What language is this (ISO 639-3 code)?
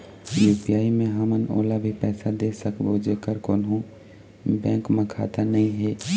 hne